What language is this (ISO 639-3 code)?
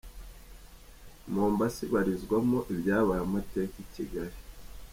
kin